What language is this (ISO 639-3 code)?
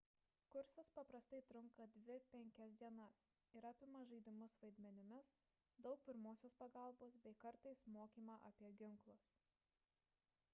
lit